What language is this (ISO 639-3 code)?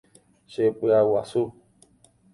grn